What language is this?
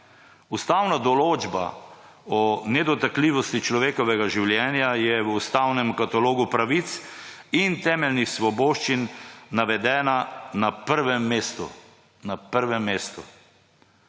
Slovenian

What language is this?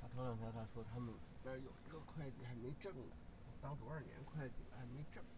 Chinese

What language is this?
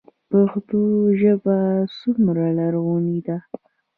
Pashto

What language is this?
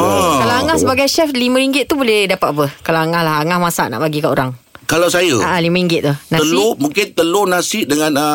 Malay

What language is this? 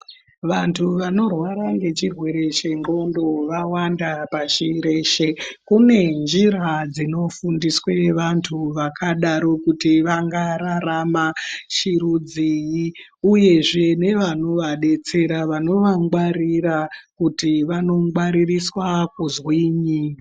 Ndau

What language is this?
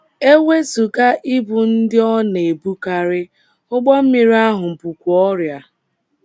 Igbo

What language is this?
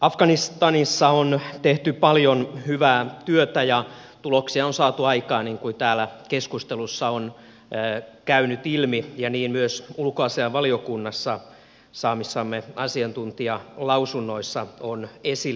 Finnish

